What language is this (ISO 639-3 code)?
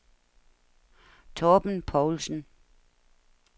dan